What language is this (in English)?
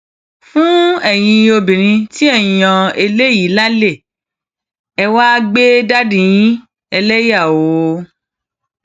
Yoruba